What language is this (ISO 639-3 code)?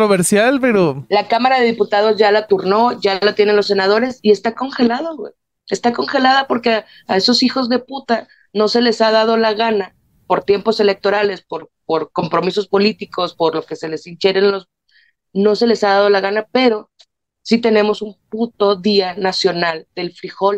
spa